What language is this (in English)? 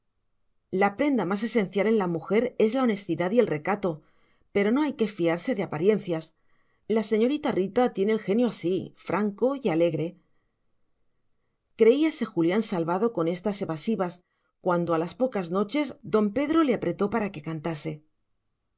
Spanish